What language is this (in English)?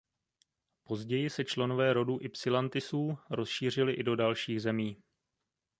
Czech